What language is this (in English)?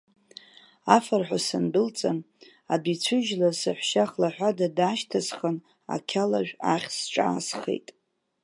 Abkhazian